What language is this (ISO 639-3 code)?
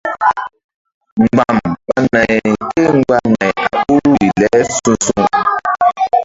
mdd